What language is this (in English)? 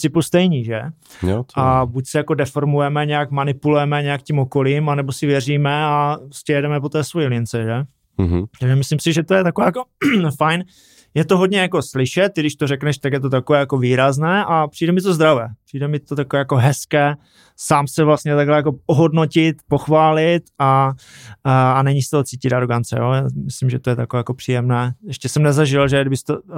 Czech